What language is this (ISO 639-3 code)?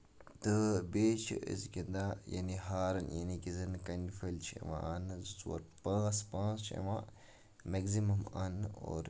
kas